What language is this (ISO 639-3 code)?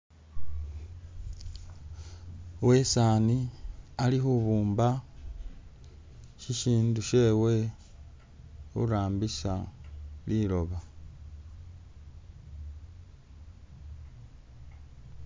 myx